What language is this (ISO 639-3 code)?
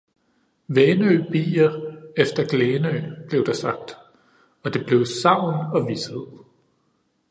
dan